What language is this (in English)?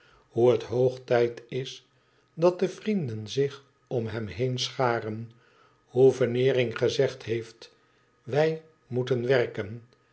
Dutch